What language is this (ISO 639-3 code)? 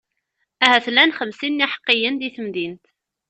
kab